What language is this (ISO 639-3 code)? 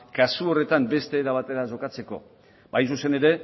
eus